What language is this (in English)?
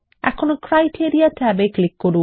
Bangla